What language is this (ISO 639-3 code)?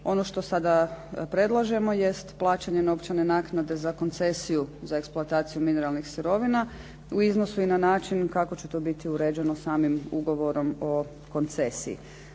hrv